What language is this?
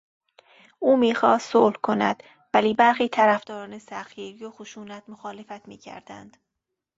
Persian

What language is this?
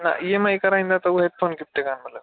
Sindhi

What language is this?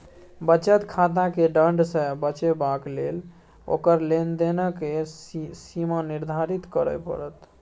Maithili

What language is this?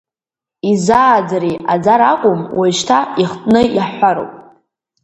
Abkhazian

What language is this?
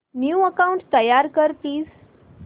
Marathi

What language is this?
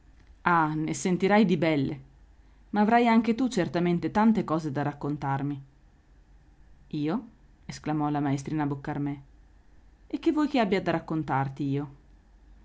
Italian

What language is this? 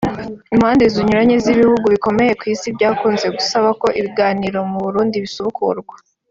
Kinyarwanda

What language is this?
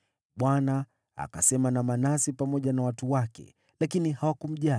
Swahili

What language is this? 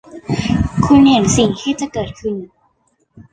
Thai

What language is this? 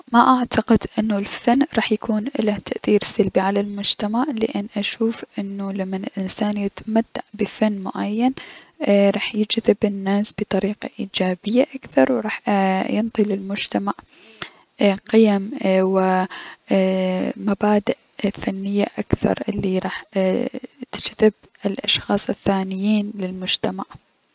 Mesopotamian Arabic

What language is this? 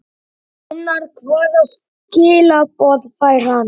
Icelandic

